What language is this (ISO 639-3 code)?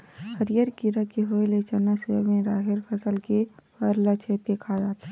hne